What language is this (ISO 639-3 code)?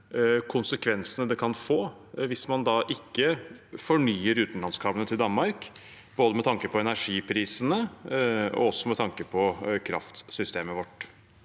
nor